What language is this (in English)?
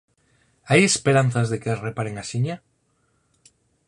Galician